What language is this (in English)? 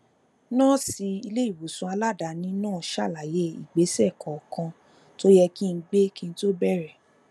Yoruba